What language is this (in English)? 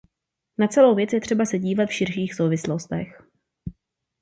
Czech